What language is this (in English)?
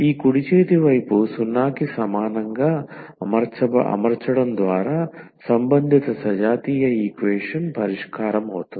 Telugu